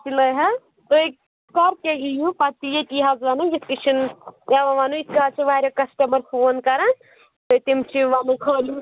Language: Kashmiri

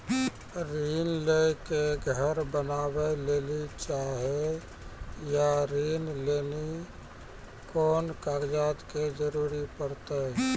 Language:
Maithili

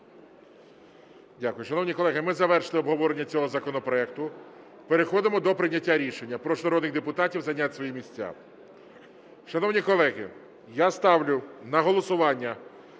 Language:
Ukrainian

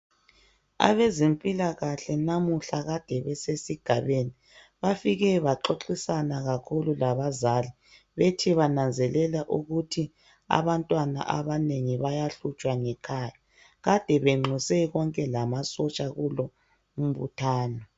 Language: North Ndebele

